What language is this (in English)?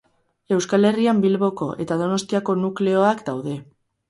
Basque